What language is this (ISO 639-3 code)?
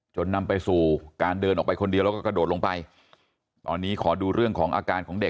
tha